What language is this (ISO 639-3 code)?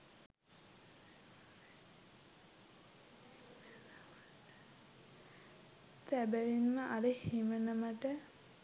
sin